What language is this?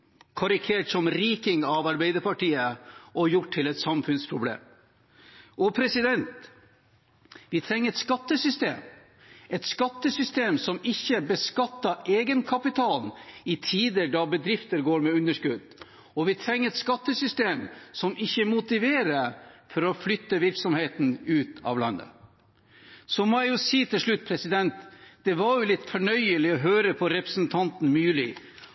Norwegian Bokmål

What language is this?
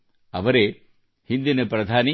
Kannada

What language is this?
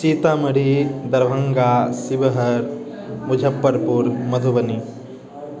Maithili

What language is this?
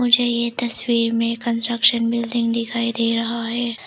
Hindi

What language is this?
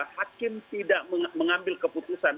Indonesian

